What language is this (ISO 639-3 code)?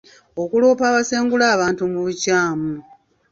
lug